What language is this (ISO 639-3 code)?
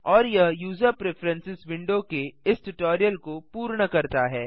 hin